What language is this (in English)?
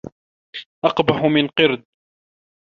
Arabic